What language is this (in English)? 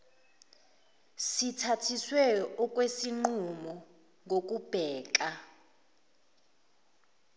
Zulu